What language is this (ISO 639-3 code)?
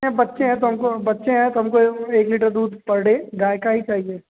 hin